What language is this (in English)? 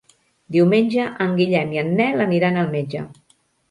Catalan